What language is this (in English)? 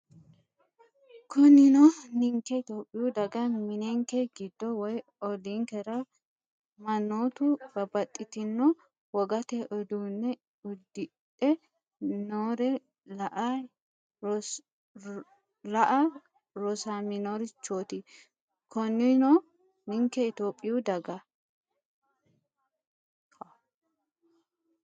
Sidamo